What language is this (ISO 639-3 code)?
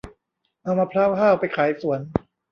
tha